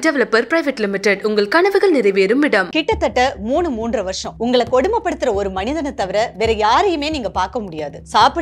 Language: Tamil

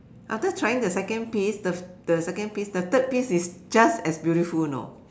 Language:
English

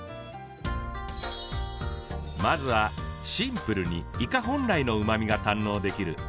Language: Japanese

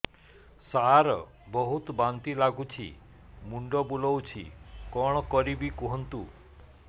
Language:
Odia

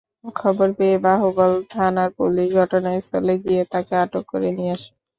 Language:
Bangla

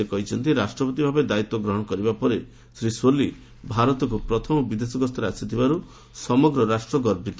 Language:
Odia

